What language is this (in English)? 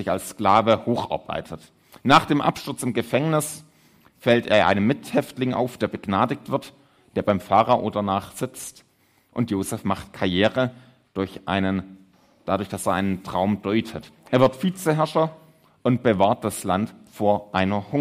German